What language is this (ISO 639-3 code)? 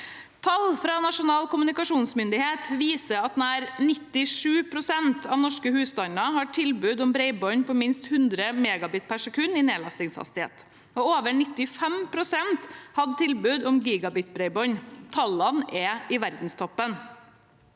nor